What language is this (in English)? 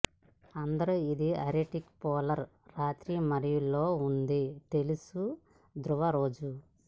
Telugu